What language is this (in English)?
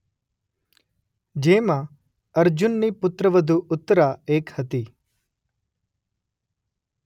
Gujarati